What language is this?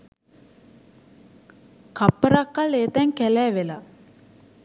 Sinhala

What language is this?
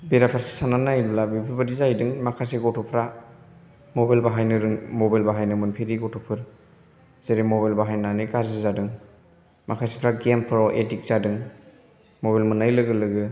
Bodo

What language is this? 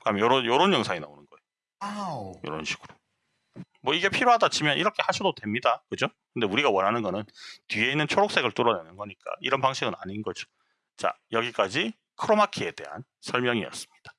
Korean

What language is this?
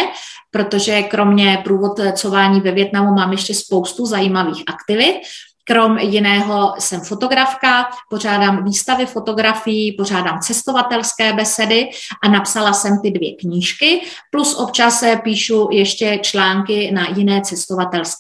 Czech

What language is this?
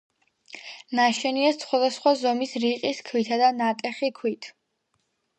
Georgian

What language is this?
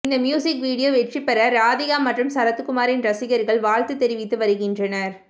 Tamil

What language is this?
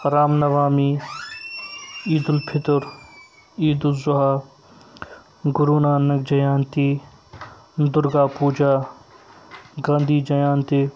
Kashmiri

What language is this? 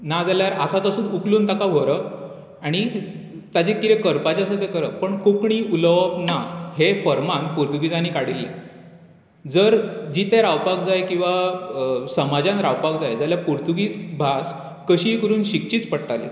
Konkani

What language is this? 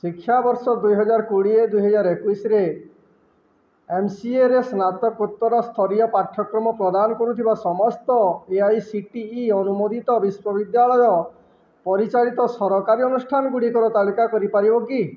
Odia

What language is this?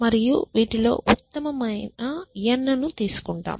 Telugu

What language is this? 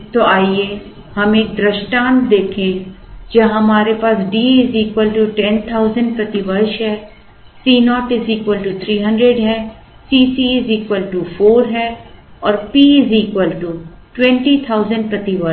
Hindi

